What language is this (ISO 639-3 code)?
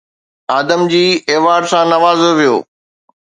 snd